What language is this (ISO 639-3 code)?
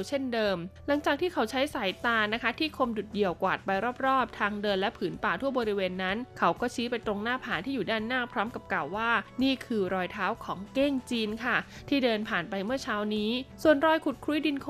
tha